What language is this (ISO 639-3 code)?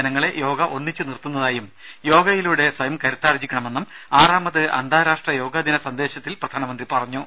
mal